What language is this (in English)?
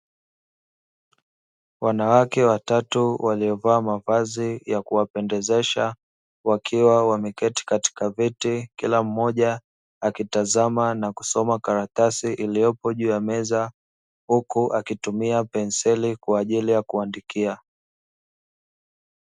Swahili